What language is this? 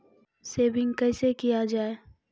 Maithili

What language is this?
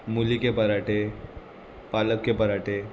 Konkani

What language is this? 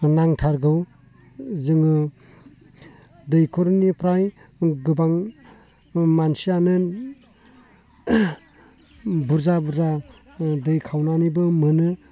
Bodo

